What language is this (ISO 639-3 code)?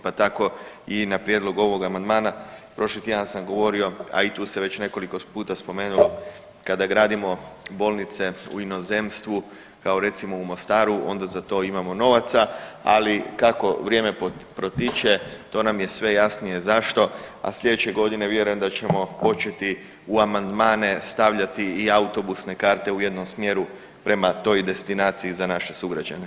hrv